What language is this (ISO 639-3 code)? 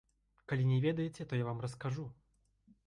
bel